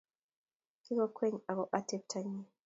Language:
Kalenjin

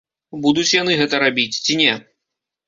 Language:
Belarusian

